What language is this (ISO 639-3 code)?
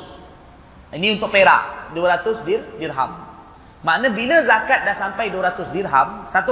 msa